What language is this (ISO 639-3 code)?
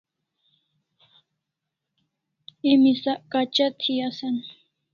kls